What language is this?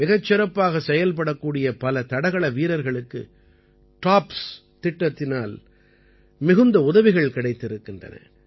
Tamil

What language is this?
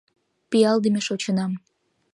Mari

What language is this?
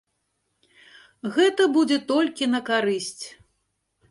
Belarusian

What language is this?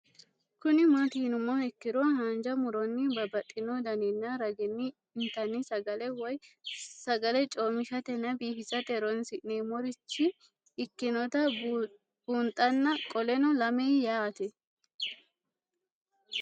Sidamo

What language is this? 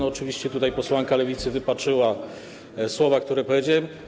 Polish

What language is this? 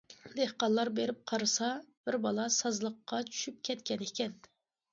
Uyghur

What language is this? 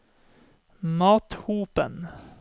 Norwegian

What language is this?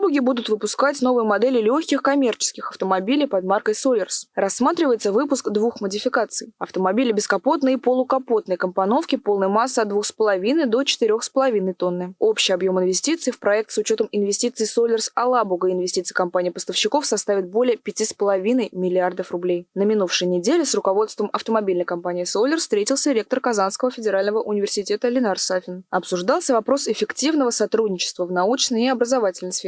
Russian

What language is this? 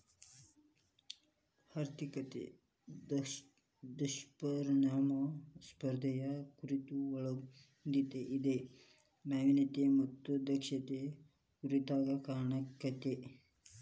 Kannada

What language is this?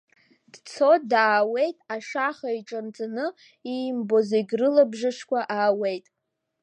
Abkhazian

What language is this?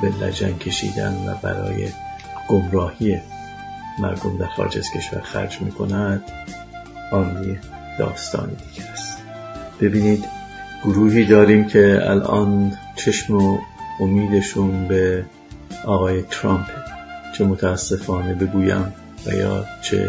Persian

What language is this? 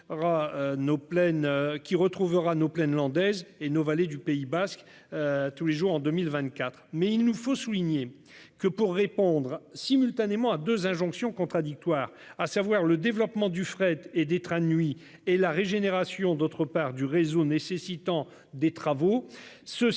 French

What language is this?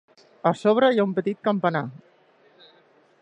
Catalan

